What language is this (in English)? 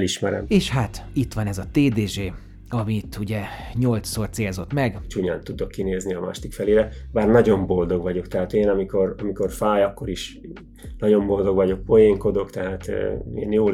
Hungarian